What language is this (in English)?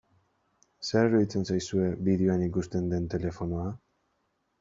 Basque